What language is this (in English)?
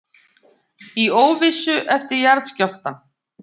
Icelandic